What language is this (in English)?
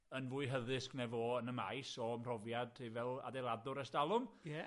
Welsh